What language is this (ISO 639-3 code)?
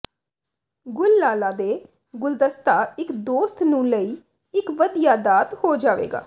pan